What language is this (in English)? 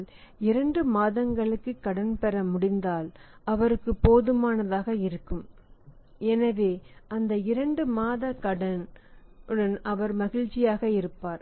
Tamil